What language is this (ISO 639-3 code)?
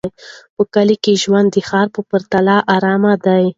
pus